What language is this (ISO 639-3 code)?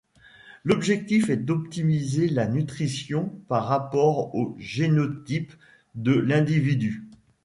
fra